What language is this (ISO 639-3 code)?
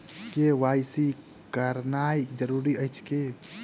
mai